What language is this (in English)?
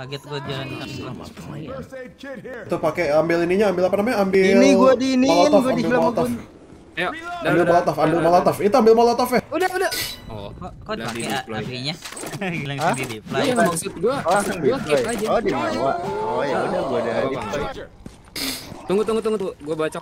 Indonesian